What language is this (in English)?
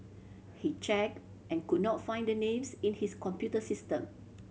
English